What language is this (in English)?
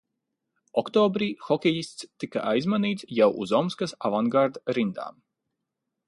Latvian